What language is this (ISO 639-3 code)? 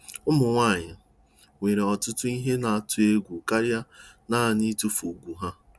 ibo